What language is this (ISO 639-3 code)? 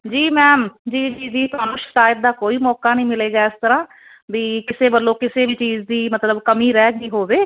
pan